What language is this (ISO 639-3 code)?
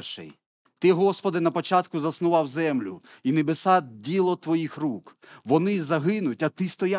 ukr